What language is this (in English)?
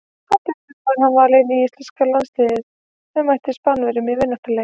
Icelandic